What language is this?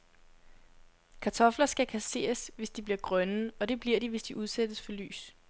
Danish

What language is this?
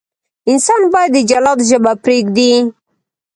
Pashto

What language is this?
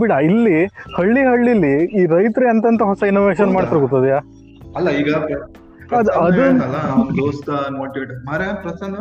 Kannada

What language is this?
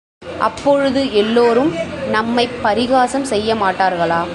Tamil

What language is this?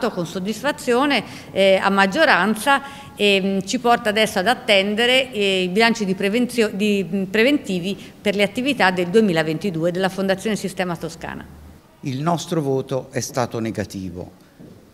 Italian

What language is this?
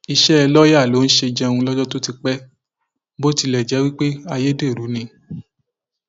Yoruba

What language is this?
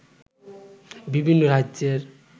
Bangla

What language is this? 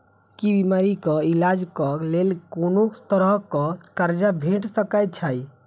Maithili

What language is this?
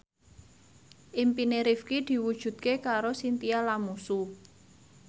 Javanese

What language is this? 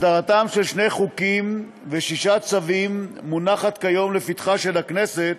Hebrew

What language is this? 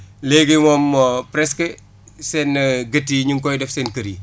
Wolof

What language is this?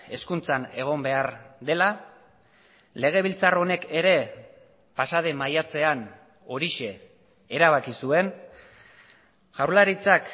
Basque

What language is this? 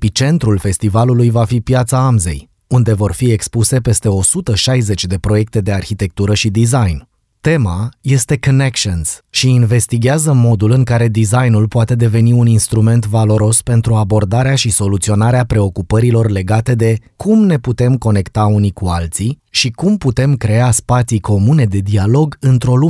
Romanian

